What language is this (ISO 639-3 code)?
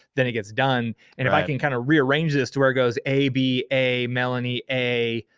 eng